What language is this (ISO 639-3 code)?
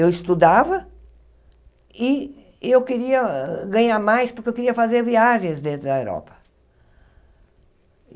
por